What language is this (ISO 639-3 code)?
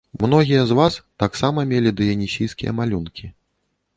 bel